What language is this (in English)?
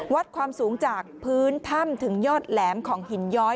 Thai